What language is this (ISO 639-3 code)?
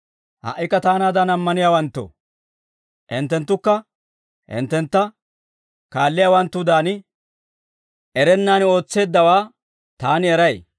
dwr